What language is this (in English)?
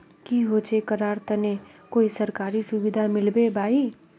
Magahi